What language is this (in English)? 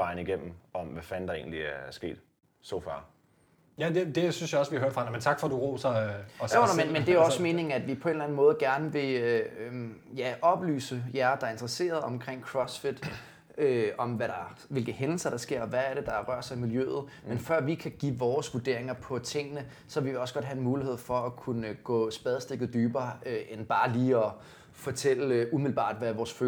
Danish